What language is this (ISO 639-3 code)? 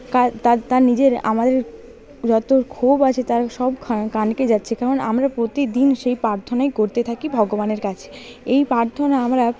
ben